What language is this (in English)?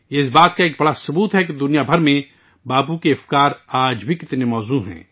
Urdu